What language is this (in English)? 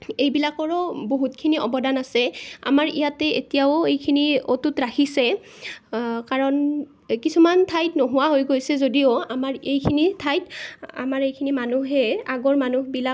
Assamese